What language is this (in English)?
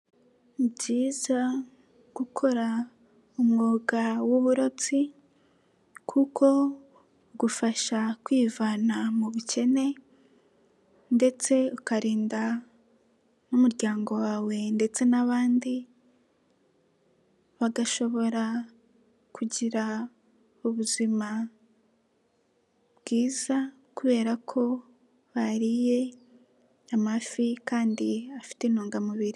Kinyarwanda